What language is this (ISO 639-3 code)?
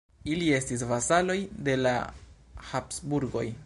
epo